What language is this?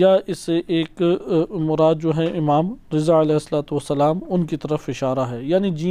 Indonesian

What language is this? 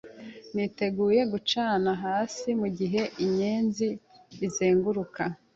Kinyarwanda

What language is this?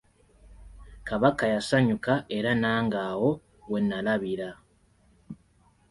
Ganda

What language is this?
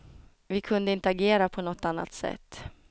Swedish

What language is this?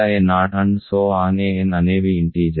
Telugu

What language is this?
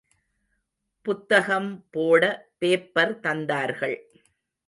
Tamil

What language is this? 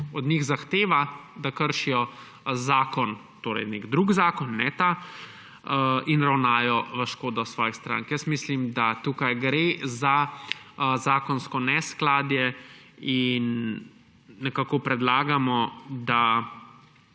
Slovenian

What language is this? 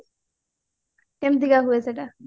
Odia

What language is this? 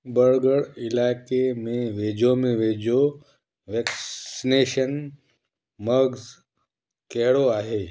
Sindhi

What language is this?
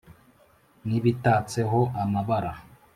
Kinyarwanda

